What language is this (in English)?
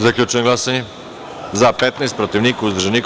Serbian